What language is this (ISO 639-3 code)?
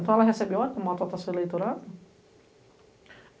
por